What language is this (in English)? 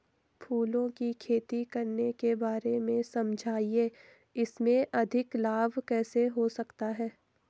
Hindi